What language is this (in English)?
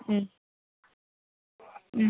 Malayalam